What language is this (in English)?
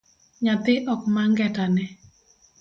Luo (Kenya and Tanzania)